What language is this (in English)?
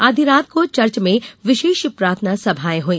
Hindi